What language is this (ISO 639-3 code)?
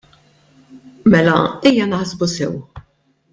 mlt